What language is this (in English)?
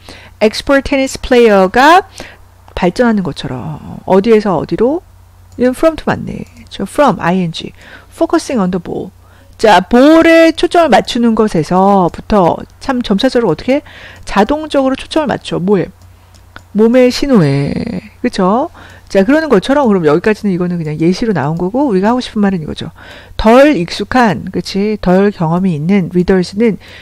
Korean